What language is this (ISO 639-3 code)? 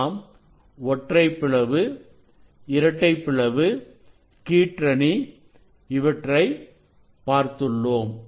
tam